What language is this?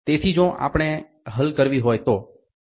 Gujarati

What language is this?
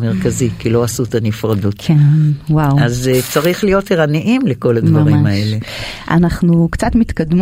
Hebrew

